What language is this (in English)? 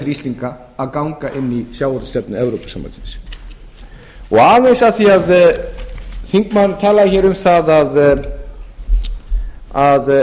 Icelandic